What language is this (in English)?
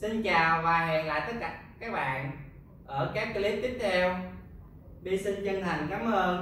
Vietnamese